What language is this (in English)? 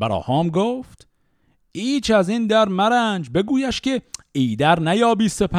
Persian